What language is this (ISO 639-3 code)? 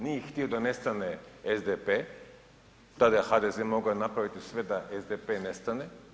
hrv